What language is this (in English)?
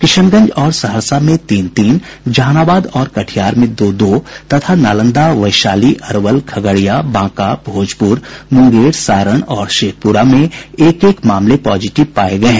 Hindi